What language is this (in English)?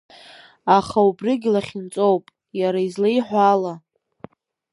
Abkhazian